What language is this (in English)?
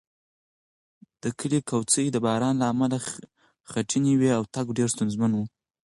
Pashto